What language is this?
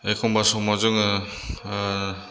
Bodo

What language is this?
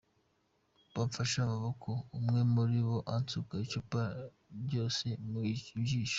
Kinyarwanda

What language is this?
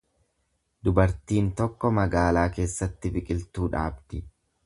Oromo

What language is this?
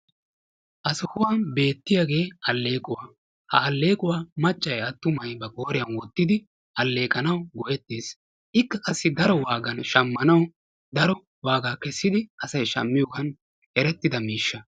Wolaytta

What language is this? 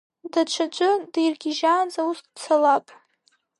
Abkhazian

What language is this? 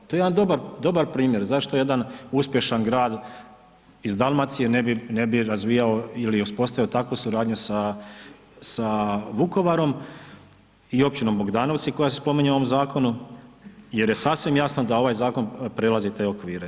Croatian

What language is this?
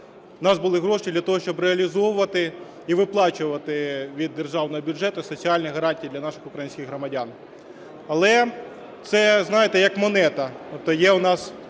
Ukrainian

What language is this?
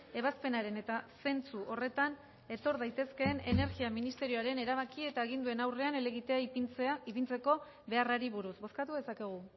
Basque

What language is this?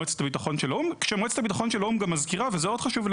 Hebrew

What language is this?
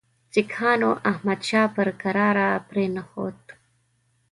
Pashto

